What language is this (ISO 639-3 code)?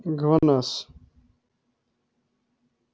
rus